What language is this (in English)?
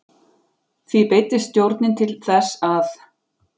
Icelandic